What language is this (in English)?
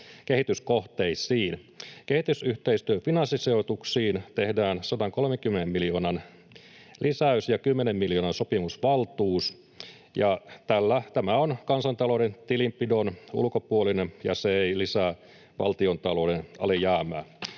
Finnish